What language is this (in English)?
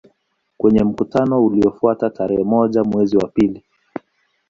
Swahili